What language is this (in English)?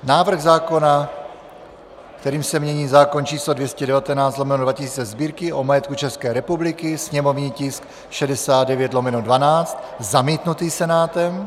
Czech